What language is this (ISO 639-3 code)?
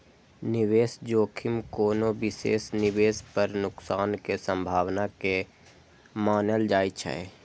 mai